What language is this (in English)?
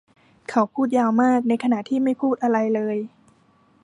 Thai